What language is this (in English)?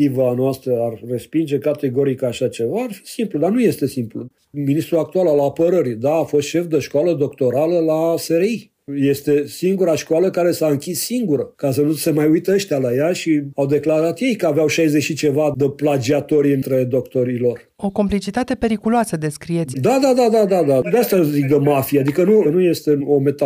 Romanian